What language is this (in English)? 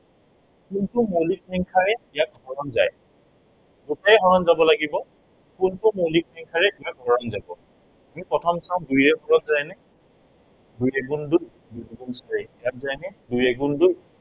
Assamese